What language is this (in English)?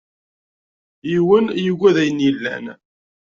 Kabyle